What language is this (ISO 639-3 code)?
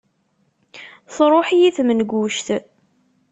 kab